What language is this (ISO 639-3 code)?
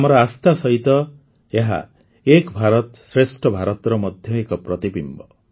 ori